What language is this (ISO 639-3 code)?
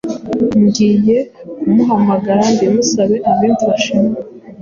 kin